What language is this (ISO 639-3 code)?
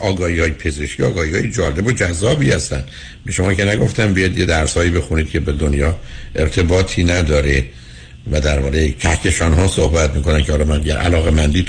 fas